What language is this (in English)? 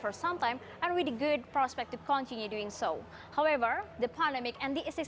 Indonesian